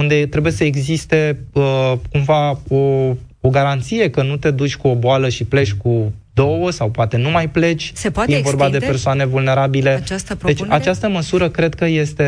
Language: Romanian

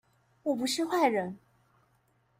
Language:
Chinese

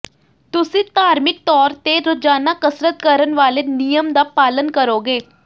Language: Punjabi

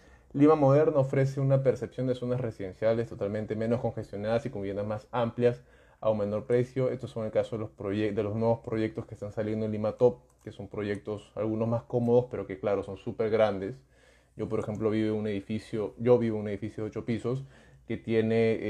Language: Spanish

